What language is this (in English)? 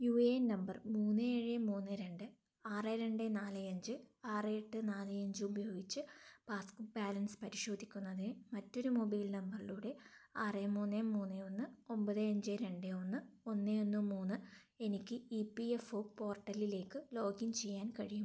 Malayalam